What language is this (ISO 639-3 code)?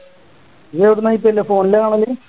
mal